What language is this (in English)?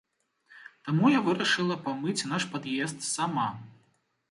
Belarusian